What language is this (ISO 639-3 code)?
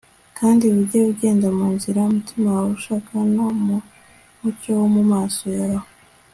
kin